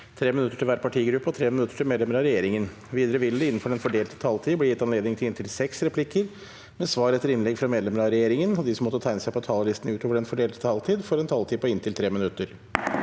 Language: Norwegian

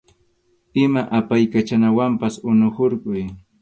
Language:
Arequipa-La Unión Quechua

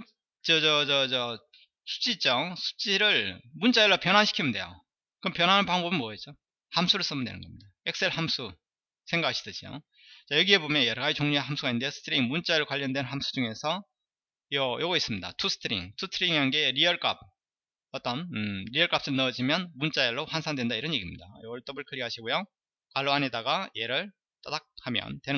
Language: Korean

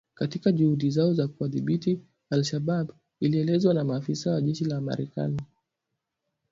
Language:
Swahili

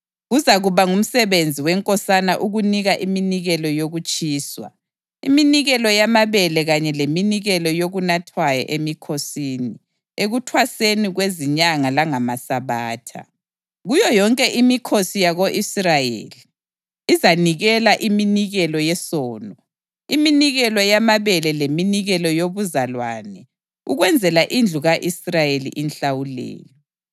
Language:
North Ndebele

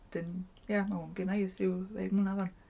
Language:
Welsh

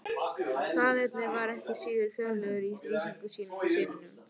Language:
Icelandic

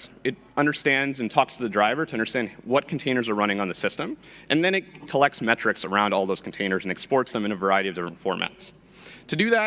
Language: English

